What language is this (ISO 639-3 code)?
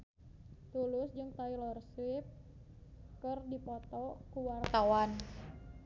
sun